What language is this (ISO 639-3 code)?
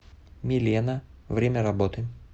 rus